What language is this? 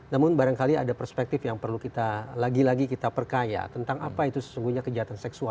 Indonesian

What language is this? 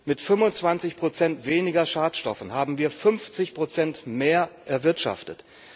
German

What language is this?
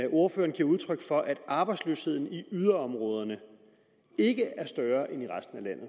Danish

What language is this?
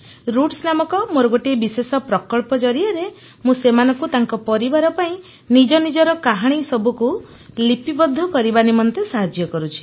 Odia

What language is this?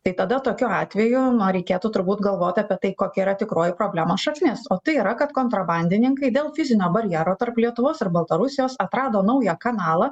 Lithuanian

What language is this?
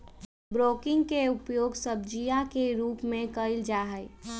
Magahi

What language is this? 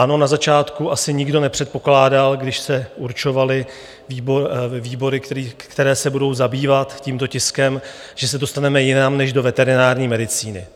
Czech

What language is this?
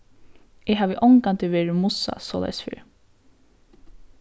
Faroese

